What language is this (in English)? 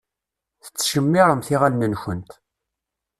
Kabyle